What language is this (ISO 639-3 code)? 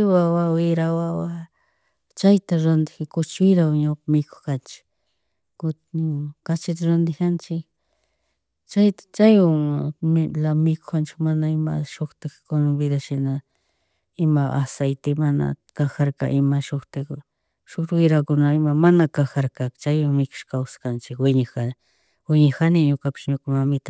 qug